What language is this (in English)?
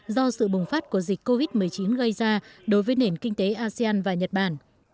Vietnamese